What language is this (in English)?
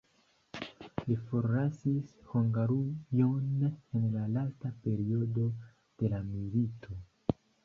Esperanto